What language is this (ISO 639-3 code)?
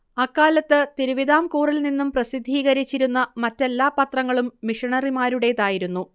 mal